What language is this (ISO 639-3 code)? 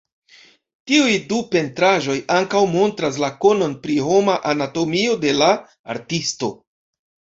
epo